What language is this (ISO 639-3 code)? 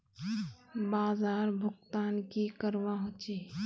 mag